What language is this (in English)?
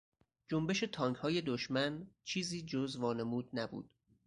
Persian